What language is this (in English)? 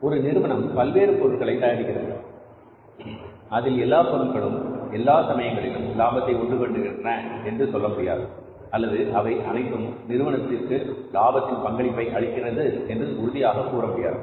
Tamil